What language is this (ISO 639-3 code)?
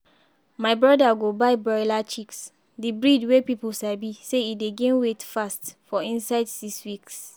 pcm